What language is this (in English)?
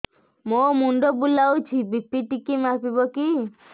Odia